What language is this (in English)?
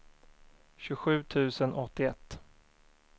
Swedish